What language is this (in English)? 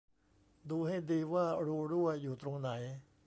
Thai